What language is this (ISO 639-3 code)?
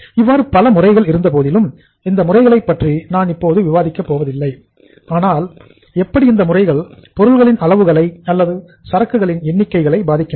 tam